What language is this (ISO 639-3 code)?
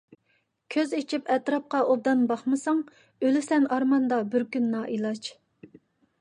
uig